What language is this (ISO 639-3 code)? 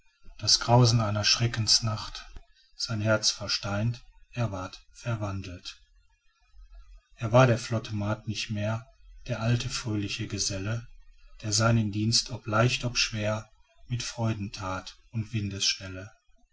deu